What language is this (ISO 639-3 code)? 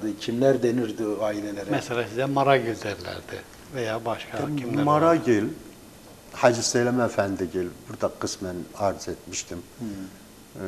tur